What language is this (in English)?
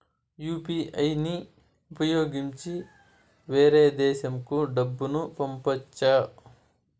Telugu